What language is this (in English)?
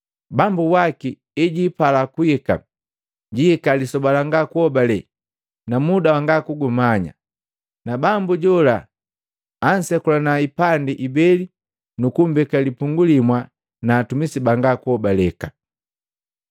Matengo